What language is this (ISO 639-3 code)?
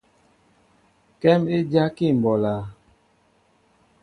mbo